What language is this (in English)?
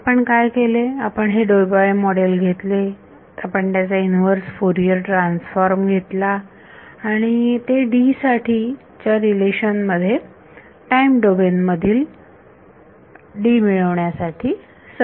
Marathi